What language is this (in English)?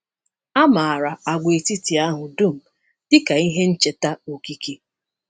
Igbo